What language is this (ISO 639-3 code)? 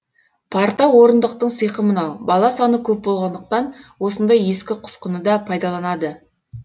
kaz